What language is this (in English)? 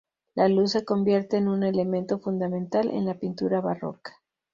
Spanish